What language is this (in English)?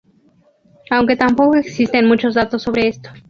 Spanish